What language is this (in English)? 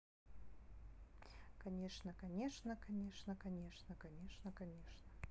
Russian